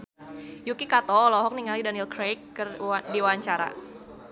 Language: Sundanese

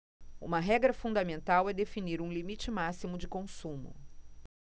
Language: Portuguese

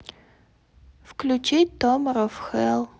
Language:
Russian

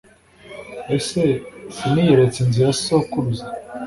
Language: Kinyarwanda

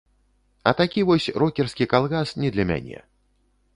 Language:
Belarusian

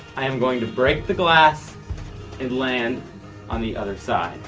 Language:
English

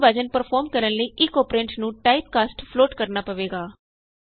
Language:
Punjabi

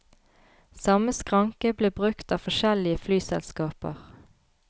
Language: Norwegian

